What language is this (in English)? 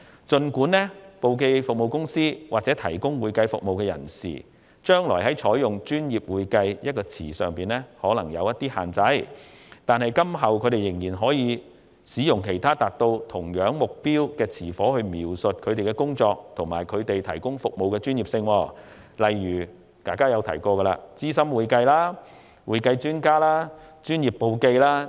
Cantonese